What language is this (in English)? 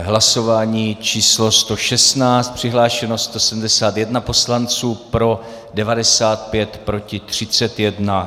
Czech